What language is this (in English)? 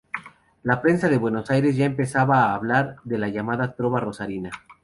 Spanish